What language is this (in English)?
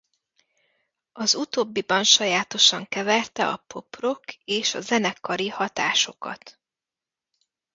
Hungarian